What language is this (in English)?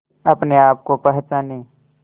Hindi